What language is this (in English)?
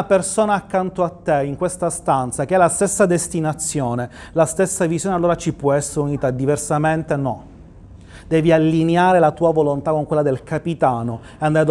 Italian